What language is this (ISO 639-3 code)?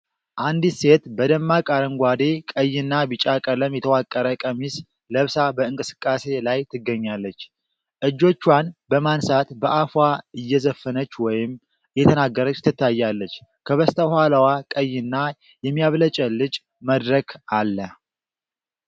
amh